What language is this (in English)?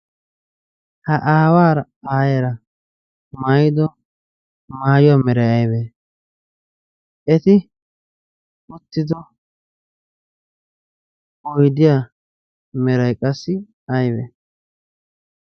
Wolaytta